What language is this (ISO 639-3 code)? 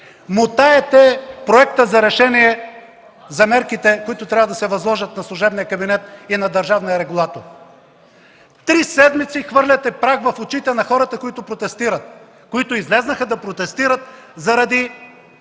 bul